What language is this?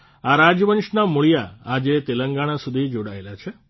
Gujarati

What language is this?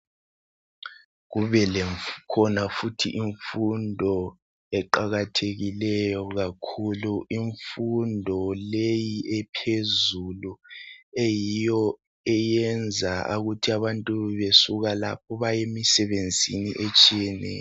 North Ndebele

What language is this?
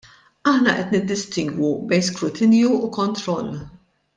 Maltese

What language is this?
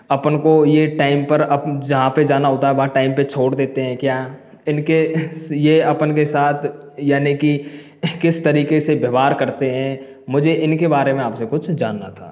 Hindi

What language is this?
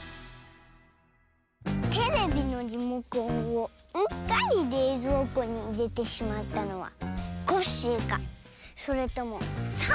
Japanese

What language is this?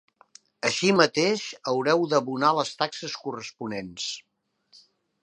Catalan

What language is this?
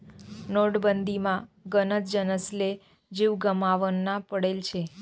Marathi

